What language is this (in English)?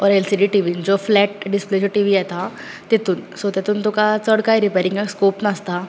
Konkani